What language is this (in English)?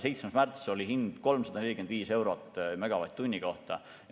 Estonian